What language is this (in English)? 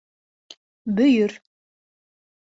Bashkir